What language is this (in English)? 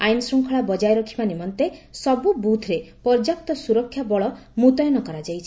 Odia